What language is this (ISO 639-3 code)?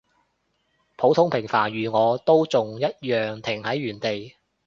yue